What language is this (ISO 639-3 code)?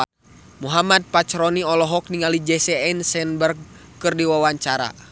sun